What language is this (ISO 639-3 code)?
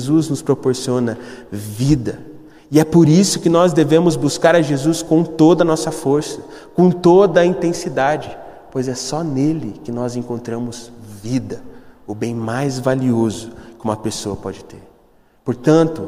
por